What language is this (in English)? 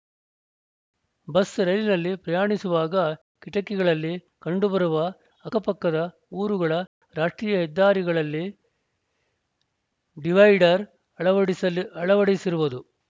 Kannada